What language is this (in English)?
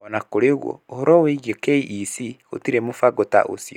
Kikuyu